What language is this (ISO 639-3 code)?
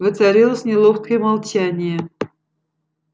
rus